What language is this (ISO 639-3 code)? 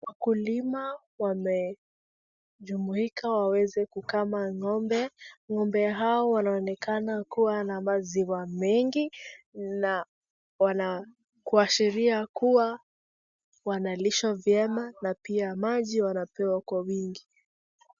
swa